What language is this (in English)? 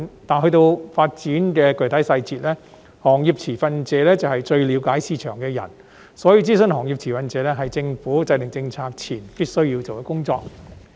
Cantonese